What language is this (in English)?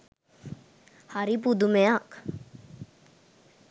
Sinhala